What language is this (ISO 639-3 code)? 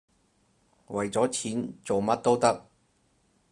yue